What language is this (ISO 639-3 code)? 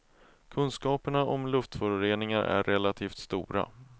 swe